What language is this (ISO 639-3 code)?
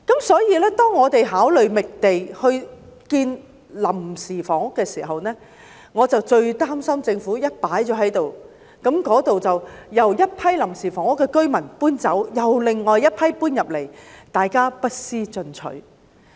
yue